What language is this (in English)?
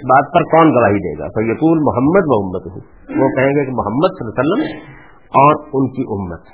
Urdu